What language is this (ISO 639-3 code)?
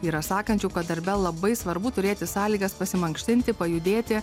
lit